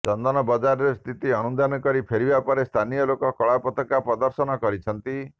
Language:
Odia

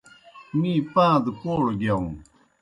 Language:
Kohistani Shina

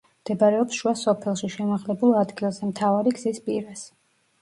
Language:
Georgian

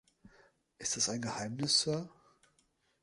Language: German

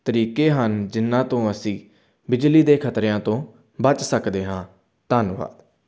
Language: Punjabi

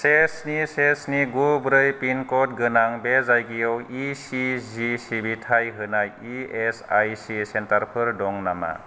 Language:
Bodo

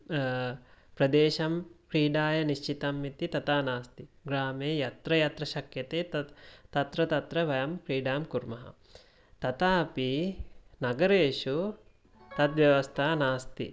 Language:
Sanskrit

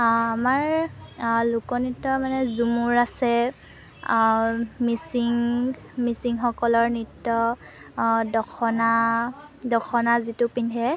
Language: Assamese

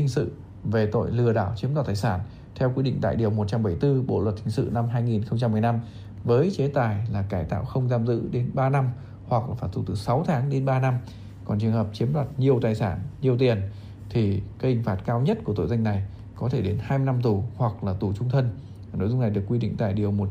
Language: Vietnamese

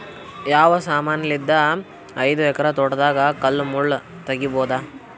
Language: Kannada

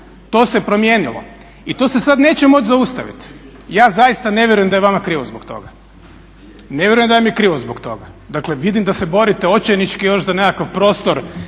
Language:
Croatian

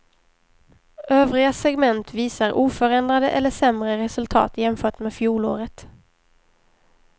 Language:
Swedish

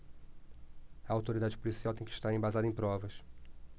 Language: Portuguese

